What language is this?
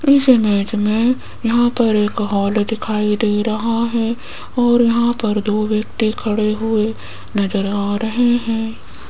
Hindi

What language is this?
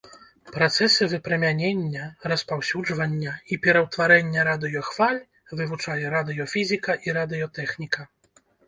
Belarusian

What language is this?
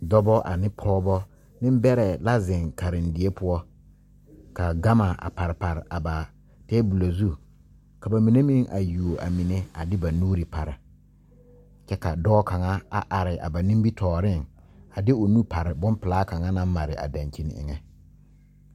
Southern Dagaare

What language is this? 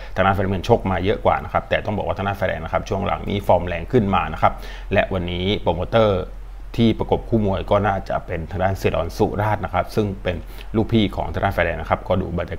Thai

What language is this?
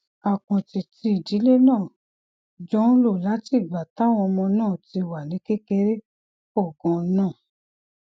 Yoruba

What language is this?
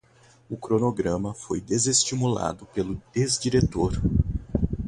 Portuguese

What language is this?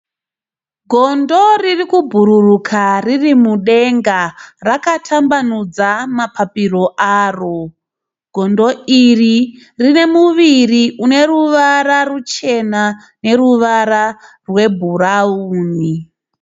Shona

